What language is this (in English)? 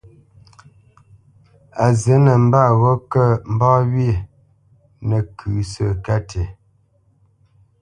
Bamenyam